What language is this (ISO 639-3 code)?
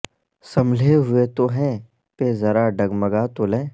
urd